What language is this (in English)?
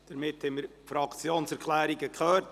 Swiss German